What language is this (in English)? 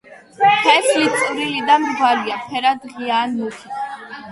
Georgian